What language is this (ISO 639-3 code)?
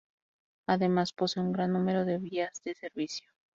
spa